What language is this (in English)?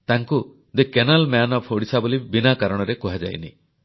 Odia